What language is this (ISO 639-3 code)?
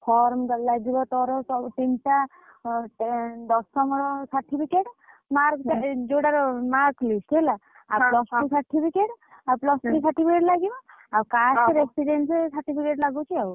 ori